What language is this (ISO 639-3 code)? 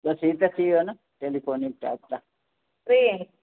snd